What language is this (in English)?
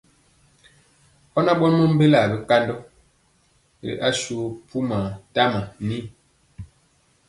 Mpiemo